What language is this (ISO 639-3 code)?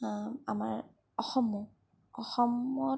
asm